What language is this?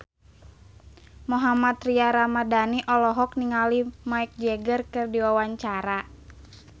Sundanese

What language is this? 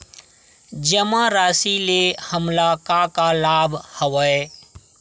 Chhattisgarhi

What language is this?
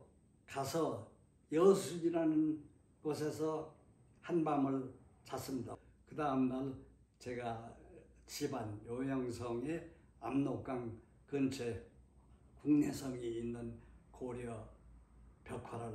Korean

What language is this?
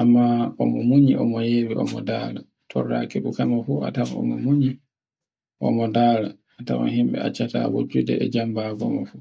Borgu Fulfulde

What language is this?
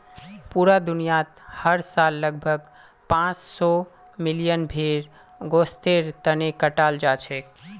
Magahi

